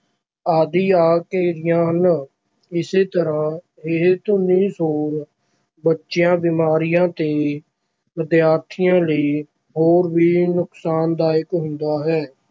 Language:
Punjabi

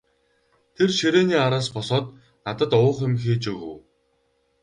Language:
Mongolian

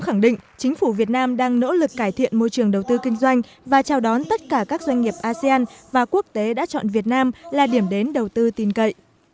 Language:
Vietnamese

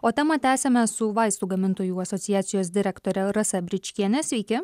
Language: Lithuanian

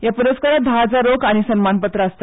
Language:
Konkani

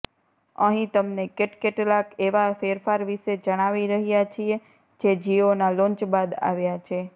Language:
Gujarati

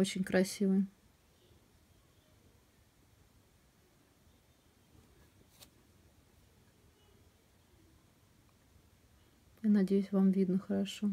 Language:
Russian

